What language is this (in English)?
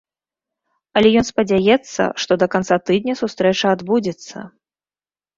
Belarusian